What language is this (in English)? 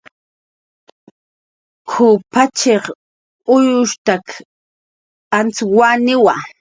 Jaqaru